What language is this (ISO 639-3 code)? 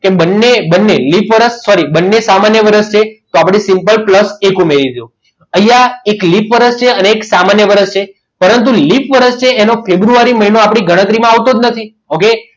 guj